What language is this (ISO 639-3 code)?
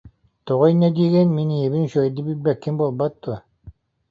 sah